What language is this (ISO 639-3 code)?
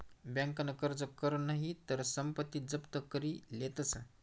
mar